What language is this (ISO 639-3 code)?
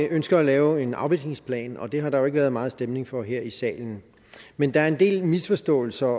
dan